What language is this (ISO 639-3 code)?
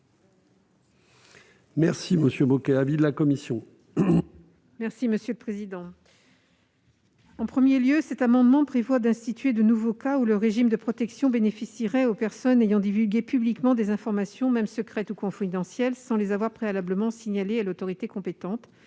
fra